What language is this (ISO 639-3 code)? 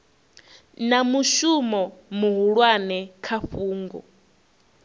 ven